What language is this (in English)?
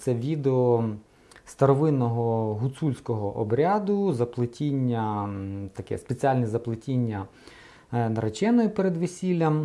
Ukrainian